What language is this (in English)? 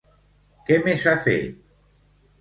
Catalan